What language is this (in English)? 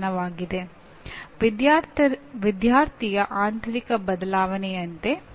Kannada